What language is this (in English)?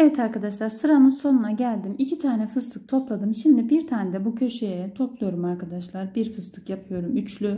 Turkish